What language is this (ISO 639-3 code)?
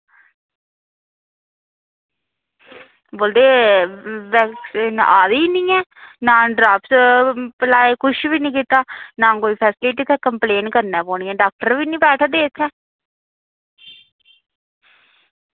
doi